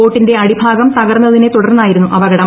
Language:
Malayalam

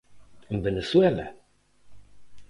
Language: Galician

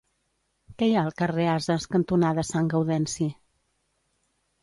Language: Catalan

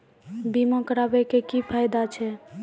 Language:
Maithili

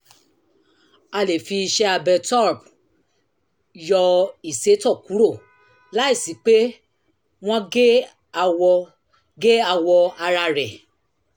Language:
Yoruba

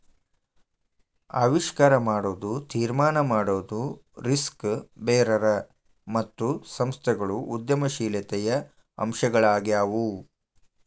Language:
Kannada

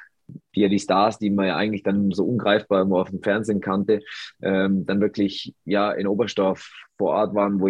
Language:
German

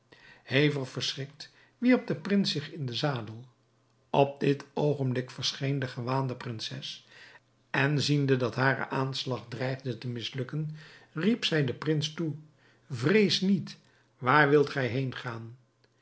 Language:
Dutch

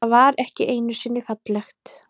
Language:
Icelandic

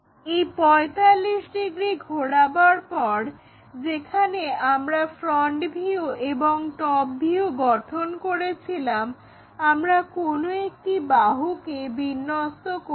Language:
Bangla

